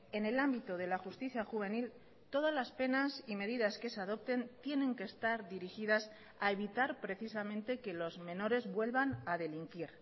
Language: Spanish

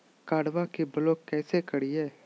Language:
Magahi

